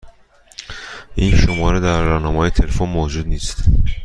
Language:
Persian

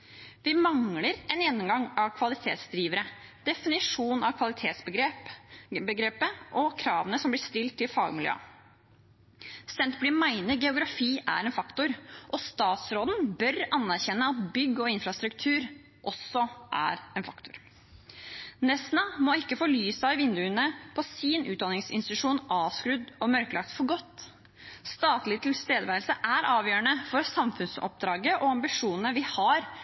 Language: Norwegian Bokmål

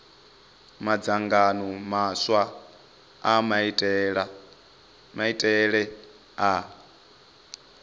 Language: Venda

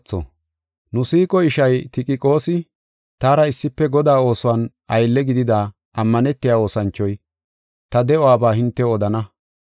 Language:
Gofa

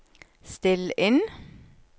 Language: Norwegian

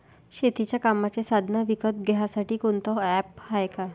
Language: Marathi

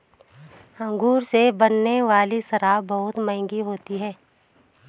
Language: Hindi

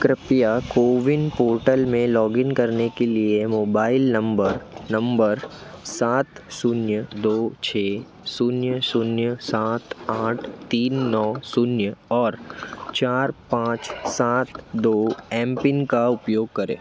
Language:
Hindi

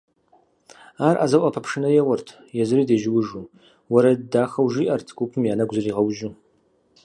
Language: Kabardian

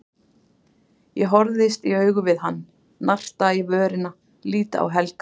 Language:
Icelandic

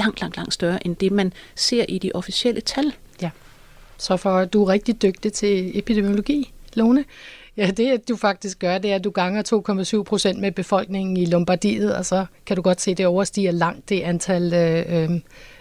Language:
Danish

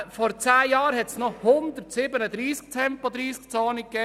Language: Swiss German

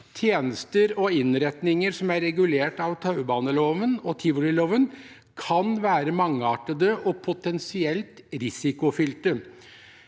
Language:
Norwegian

